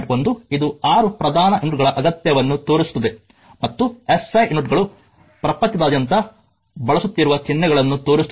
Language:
Kannada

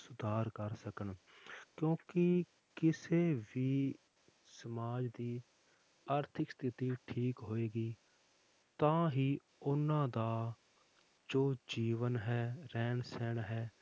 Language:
Punjabi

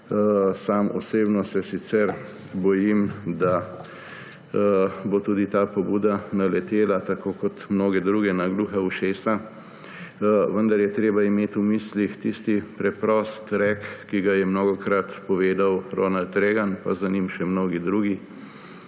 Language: Slovenian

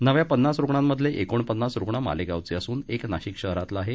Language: Marathi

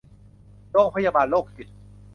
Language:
Thai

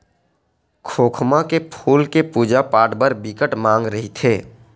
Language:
Chhattisgarhi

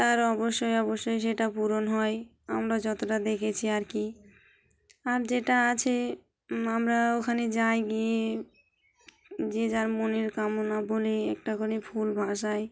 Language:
Bangla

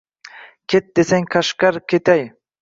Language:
Uzbek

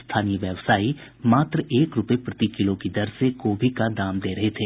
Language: Hindi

